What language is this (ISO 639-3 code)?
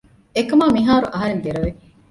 div